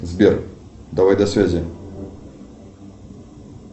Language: Russian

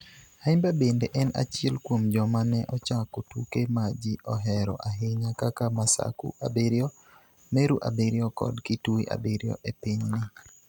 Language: Luo (Kenya and Tanzania)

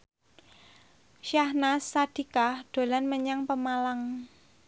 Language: Javanese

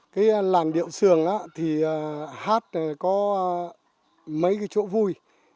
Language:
Vietnamese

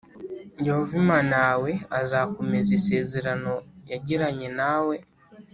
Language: Kinyarwanda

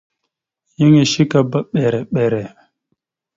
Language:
Mada (Cameroon)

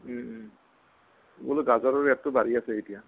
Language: Assamese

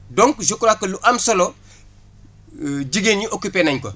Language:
Wolof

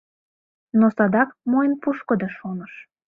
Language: Mari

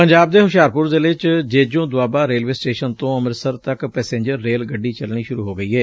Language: Punjabi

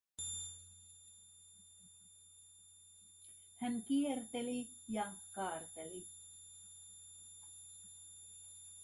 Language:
Finnish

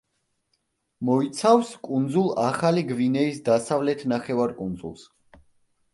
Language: Georgian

